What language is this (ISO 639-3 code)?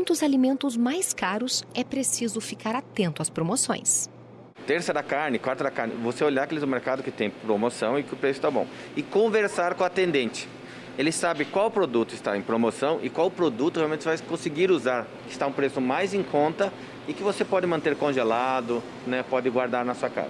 por